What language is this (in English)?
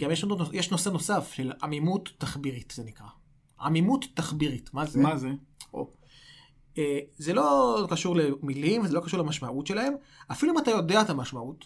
Hebrew